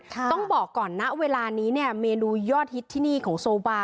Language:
Thai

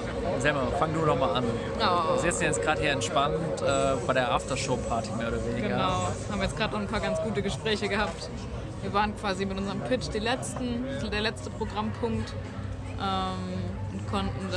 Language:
German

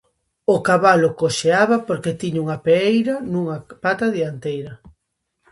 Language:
Galician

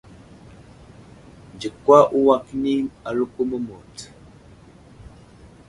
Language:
Wuzlam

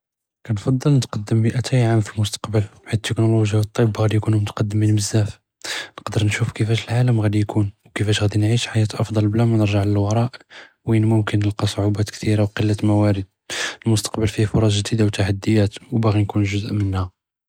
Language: Judeo-Arabic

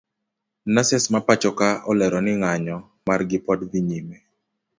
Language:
Luo (Kenya and Tanzania)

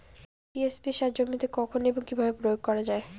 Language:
Bangla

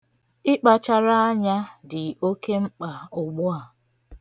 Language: Igbo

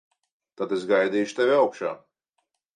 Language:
Latvian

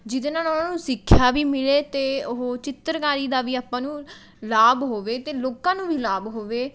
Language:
Punjabi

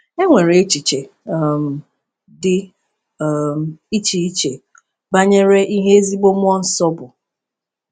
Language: Igbo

